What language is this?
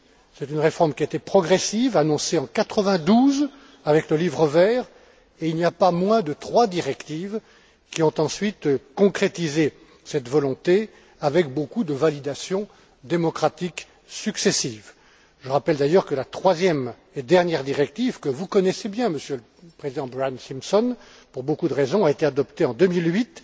French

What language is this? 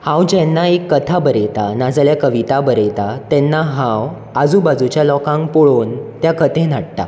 Konkani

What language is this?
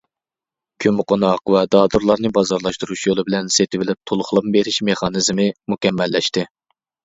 Uyghur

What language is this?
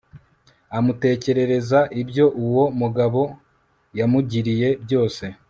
Kinyarwanda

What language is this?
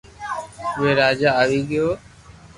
Loarki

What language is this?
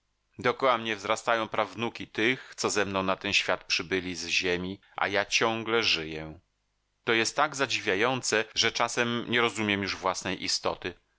Polish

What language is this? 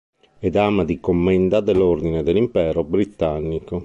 Italian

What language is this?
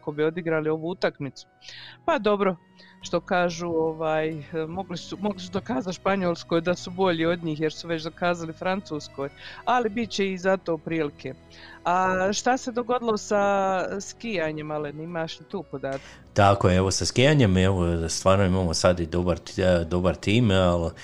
Croatian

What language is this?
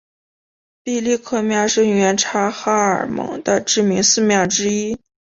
Chinese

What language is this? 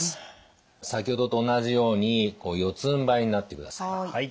Japanese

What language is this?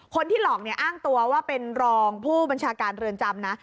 Thai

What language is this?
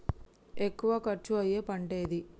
Telugu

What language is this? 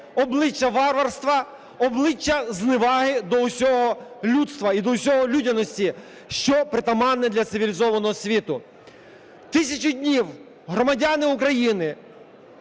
Ukrainian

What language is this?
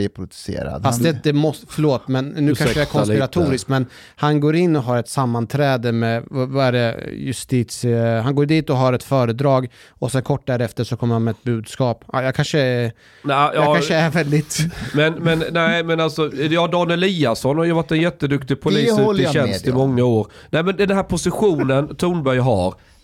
Swedish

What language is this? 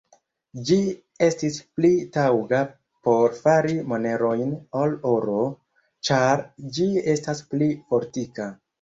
Esperanto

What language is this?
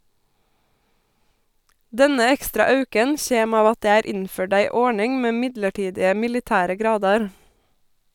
Norwegian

